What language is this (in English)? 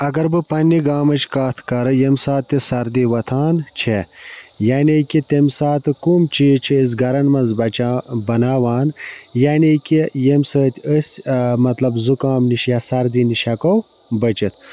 Kashmiri